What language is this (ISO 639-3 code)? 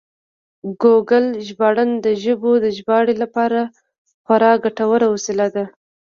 pus